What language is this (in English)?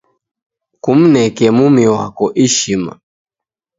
Taita